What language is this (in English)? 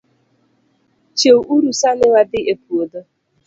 Luo (Kenya and Tanzania)